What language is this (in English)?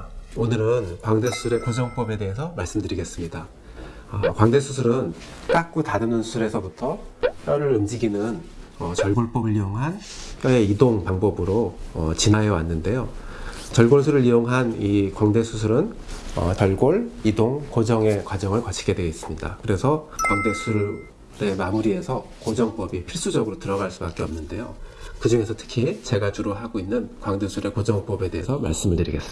Korean